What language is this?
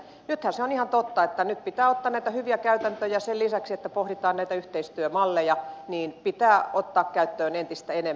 Finnish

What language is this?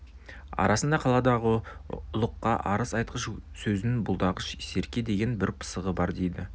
Kazakh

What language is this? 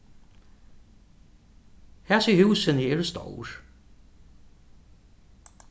Faroese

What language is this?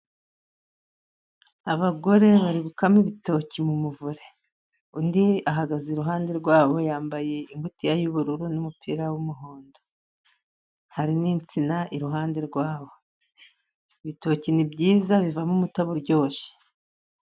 Kinyarwanda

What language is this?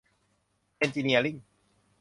Thai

